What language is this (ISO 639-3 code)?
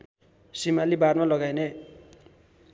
nep